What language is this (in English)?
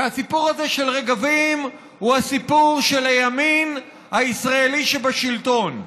Hebrew